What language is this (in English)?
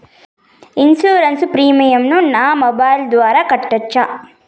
Telugu